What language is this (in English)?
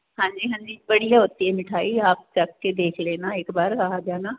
Punjabi